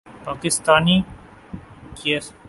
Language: Urdu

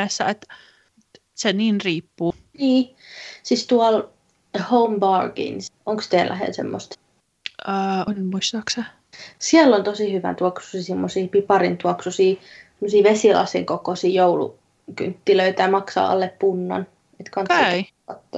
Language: Finnish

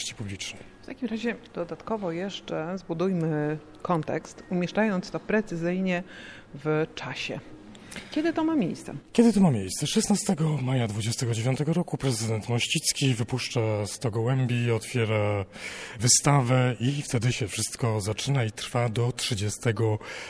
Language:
Polish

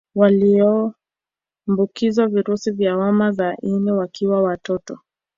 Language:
Swahili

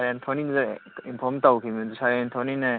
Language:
Manipuri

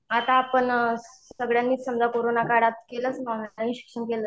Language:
Marathi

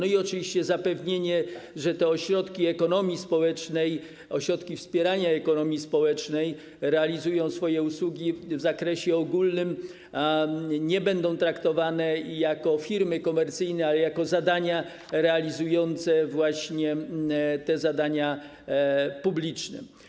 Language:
Polish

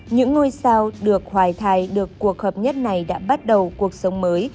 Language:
Vietnamese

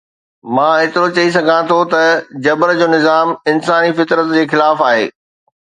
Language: Sindhi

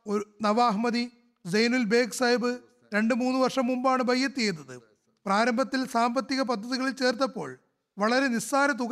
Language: Malayalam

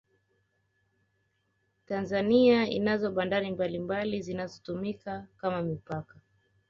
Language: Swahili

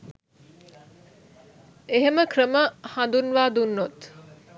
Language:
Sinhala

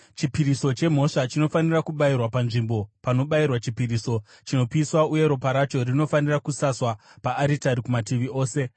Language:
Shona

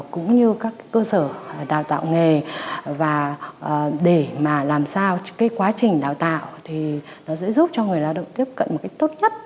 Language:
Vietnamese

